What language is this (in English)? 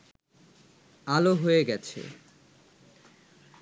Bangla